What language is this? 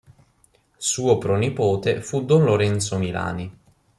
Italian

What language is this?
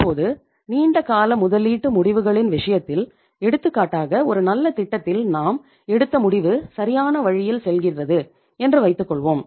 Tamil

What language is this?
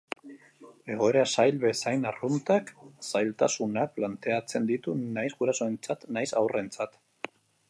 Basque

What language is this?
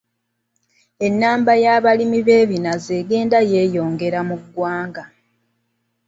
Ganda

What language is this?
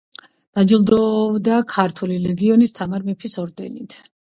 Georgian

